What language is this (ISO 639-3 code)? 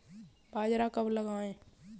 hin